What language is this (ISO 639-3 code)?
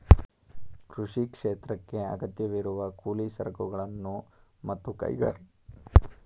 kan